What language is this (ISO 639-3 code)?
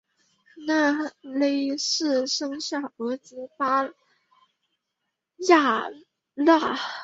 zho